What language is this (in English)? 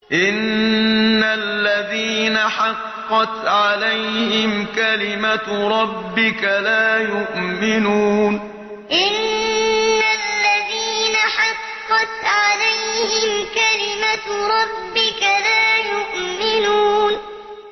Arabic